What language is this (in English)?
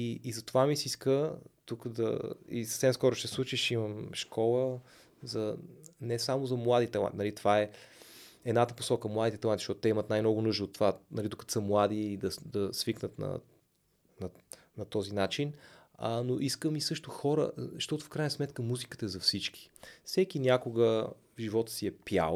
Bulgarian